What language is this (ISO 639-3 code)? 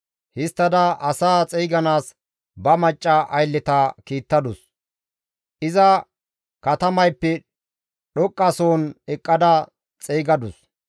gmv